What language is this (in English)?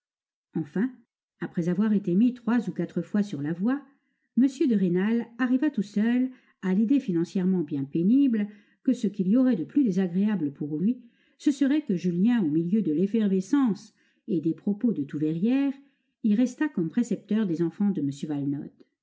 French